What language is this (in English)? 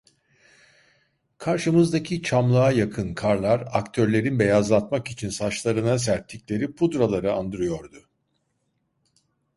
Turkish